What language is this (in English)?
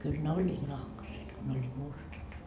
Finnish